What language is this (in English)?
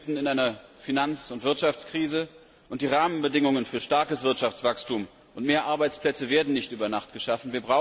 German